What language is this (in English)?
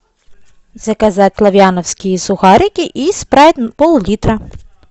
Russian